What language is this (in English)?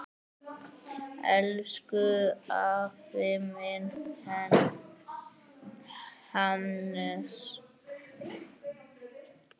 Icelandic